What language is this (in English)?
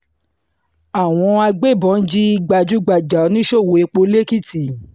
Yoruba